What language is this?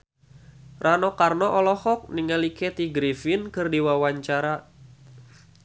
Sundanese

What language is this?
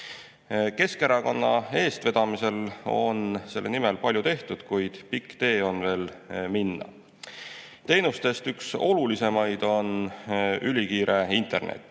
Estonian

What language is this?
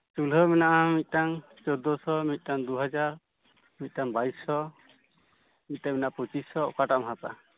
Santali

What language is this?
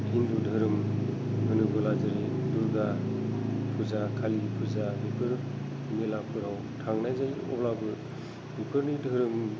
Bodo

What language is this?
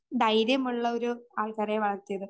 Malayalam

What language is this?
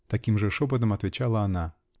Russian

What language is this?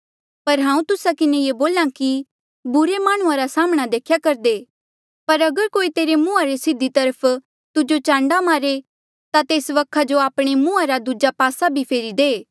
Mandeali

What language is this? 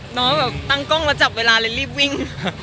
Thai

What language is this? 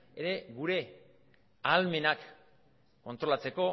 Basque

